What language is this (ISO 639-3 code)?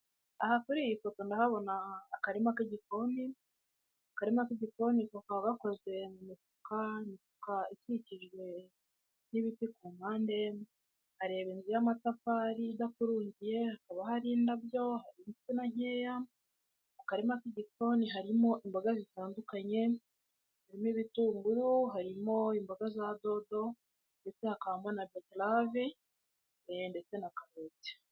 kin